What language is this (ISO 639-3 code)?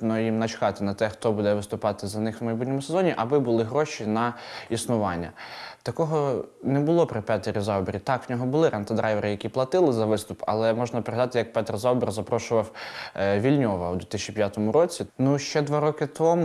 ukr